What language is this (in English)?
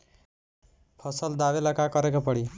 Bhojpuri